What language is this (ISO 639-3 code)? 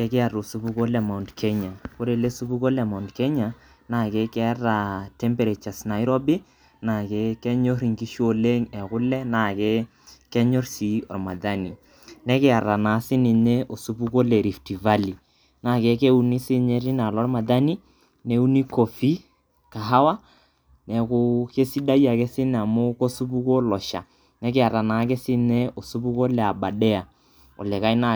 mas